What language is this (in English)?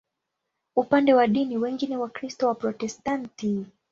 Swahili